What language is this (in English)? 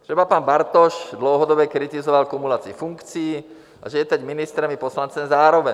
Czech